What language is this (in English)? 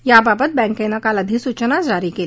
Marathi